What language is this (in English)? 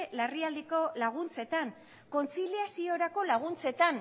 Basque